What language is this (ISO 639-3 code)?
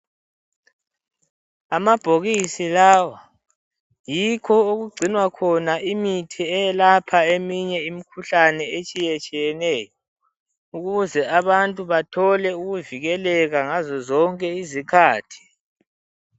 nde